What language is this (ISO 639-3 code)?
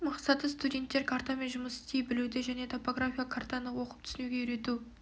kaz